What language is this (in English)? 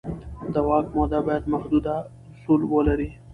Pashto